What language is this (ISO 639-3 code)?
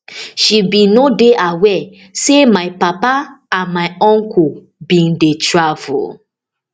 pcm